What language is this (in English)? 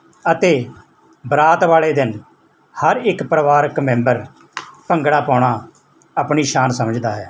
Punjabi